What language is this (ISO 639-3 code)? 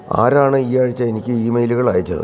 mal